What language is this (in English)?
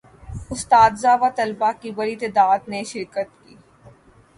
Urdu